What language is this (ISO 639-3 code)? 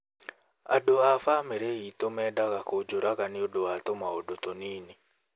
kik